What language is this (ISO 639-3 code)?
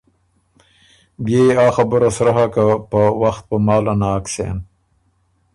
oru